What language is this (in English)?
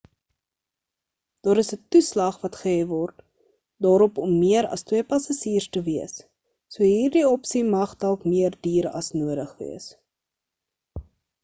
Afrikaans